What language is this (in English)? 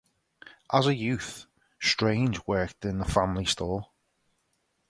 English